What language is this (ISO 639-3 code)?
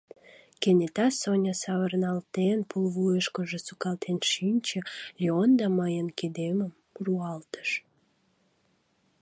chm